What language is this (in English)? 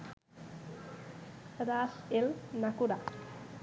Bangla